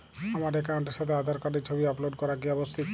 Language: Bangla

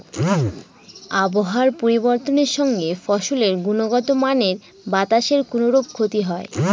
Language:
Bangla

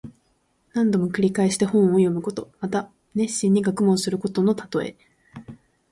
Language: Japanese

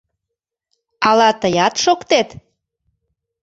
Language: Mari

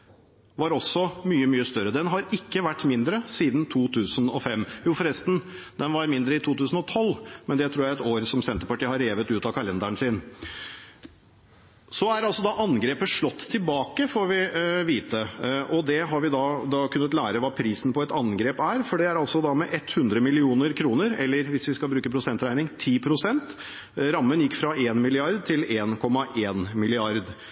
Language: Norwegian Bokmål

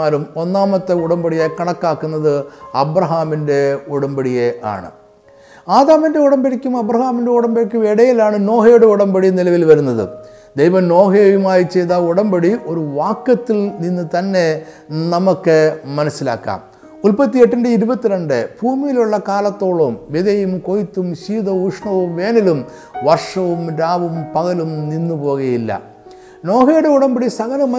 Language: Malayalam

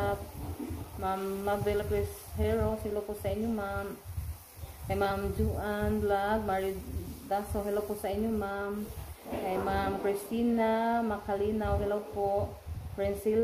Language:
Filipino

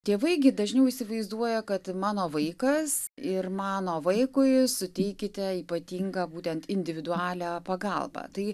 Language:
Lithuanian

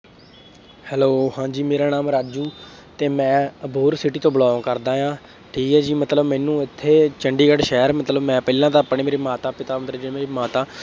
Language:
Punjabi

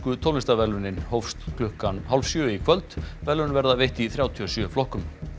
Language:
Icelandic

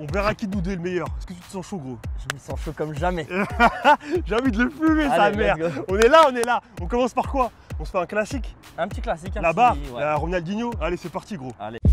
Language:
French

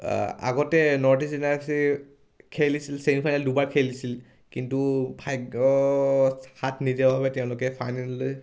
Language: Assamese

